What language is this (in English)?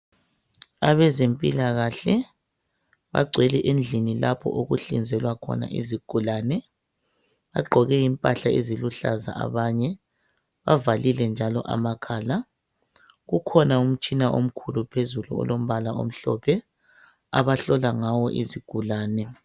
North Ndebele